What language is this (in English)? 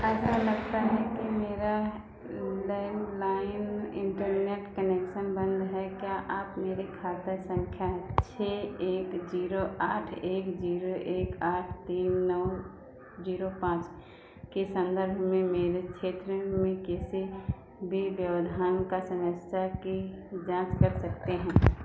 Hindi